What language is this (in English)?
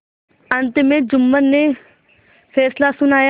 Hindi